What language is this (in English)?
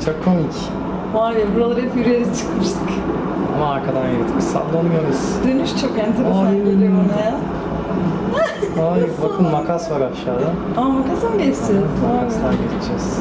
Turkish